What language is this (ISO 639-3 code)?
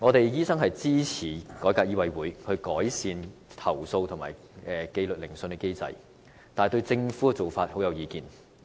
yue